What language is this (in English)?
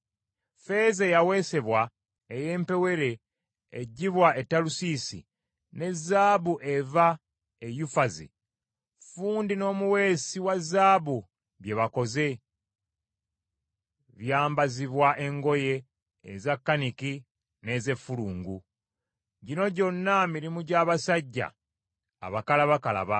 Ganda